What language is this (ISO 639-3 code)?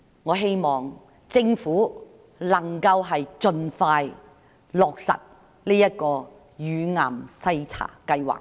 yue